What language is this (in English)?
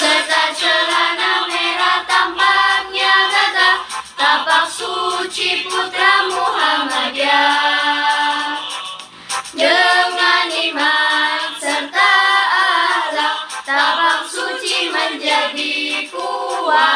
Indonesian